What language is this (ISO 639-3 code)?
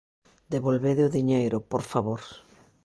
glg